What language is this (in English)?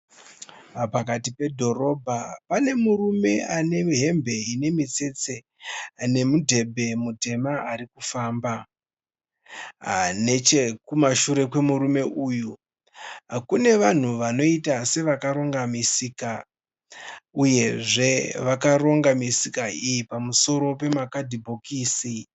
Shona